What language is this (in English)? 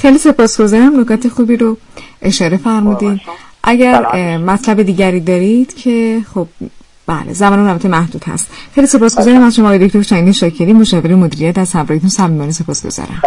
Persian